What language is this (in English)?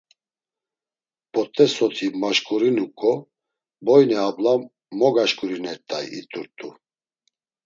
Laz